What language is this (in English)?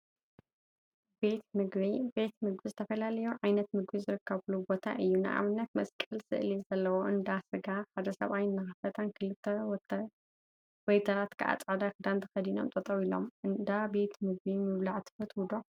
Tigrinya